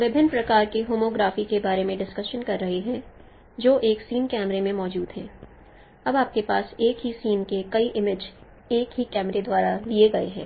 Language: Hindi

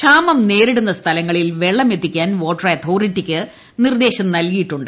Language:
Malayalam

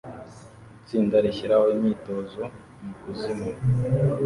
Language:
Kinyarwanda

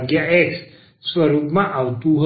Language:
Gujarati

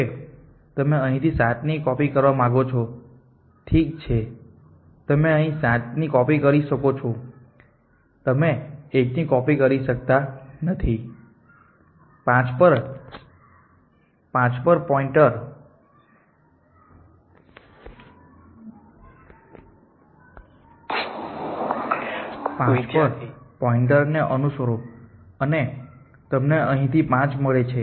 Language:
Gujarati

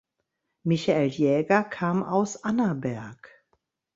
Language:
German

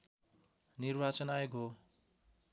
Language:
Nepali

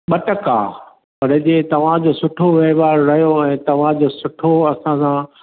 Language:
Sindhi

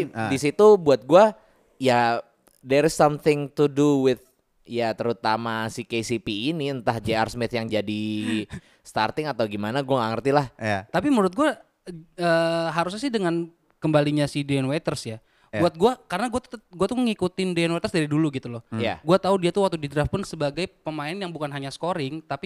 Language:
Indonesian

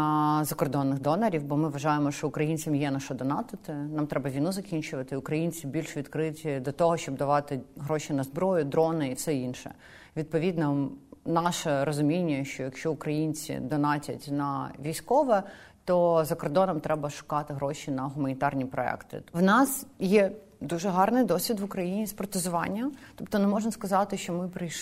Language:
Ukrainian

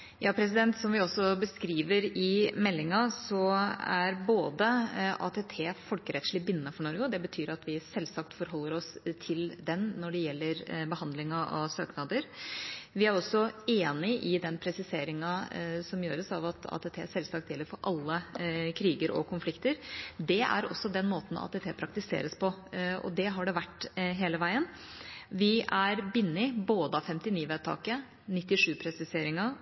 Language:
Norwegian Bokmål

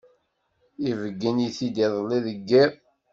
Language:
Kabyle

